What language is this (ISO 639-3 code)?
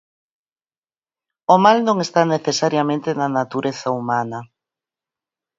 glg